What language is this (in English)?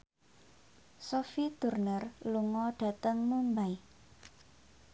Javanese